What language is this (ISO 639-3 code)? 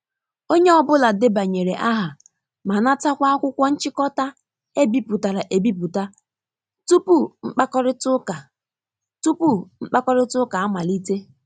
ibo